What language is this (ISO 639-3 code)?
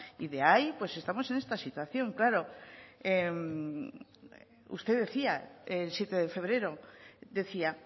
spa